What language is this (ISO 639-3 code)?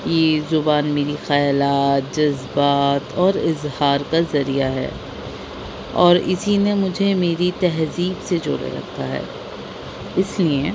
urd